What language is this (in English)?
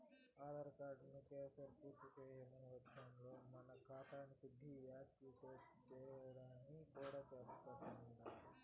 Telugu